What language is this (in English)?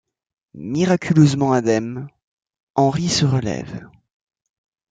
French